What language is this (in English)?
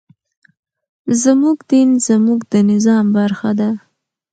Pashto